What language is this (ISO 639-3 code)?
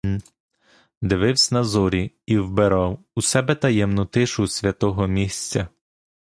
ukr